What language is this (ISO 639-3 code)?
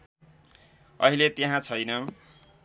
nep